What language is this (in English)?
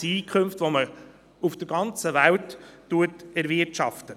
Swiss German